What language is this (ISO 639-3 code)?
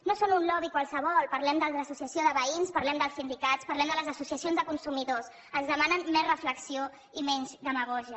cat